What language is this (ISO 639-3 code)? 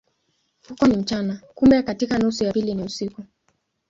swa